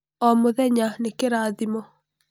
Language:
Kikuyu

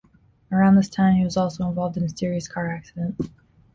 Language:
English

